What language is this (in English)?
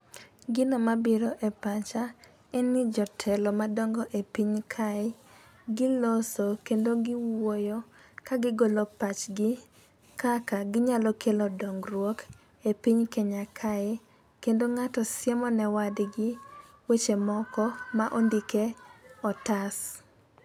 Luo (Kenya and Tanzania)